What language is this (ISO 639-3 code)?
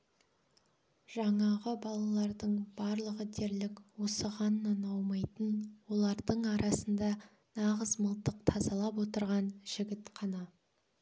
kaz